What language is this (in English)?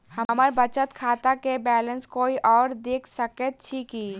Maithili